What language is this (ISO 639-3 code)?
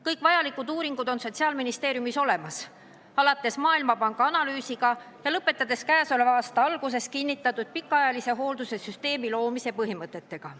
est